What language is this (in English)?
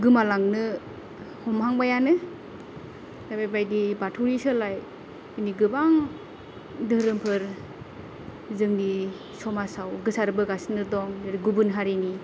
Bodo